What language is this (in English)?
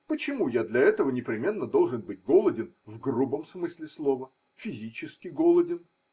Russian